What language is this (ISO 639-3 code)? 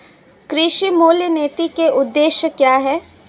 hin